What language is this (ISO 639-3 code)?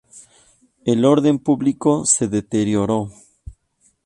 spa